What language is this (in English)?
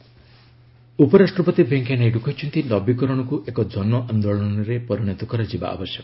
Odia